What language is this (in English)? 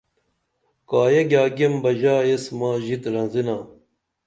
Dameli